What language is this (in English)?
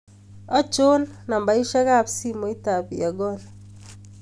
Kalenjin